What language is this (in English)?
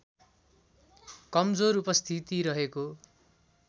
Nepali